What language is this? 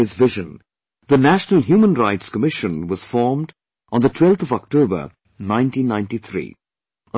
English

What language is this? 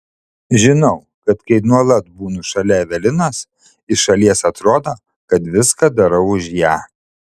Lithuanian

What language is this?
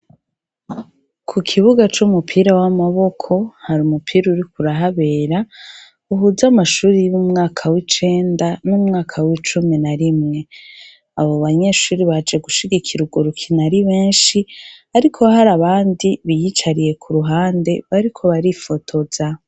Rundi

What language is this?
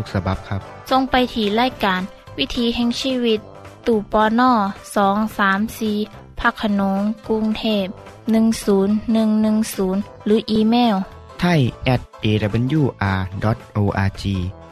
Thai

